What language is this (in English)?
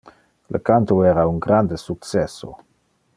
Interlingua